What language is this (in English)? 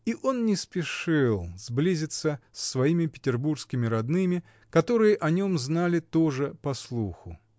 Russian